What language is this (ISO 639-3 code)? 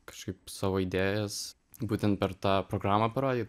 lit